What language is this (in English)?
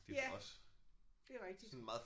Danish